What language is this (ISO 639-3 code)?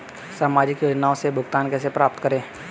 hin